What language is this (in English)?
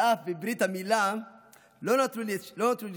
Hebrew